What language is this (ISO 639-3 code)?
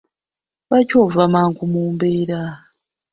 lug